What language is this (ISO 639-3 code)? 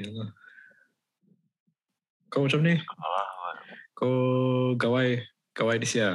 msa